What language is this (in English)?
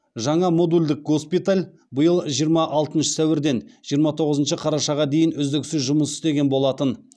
Kazakh